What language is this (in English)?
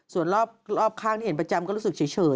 Thai